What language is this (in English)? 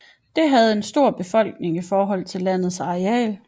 Danish